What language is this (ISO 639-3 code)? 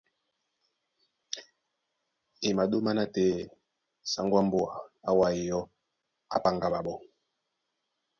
dua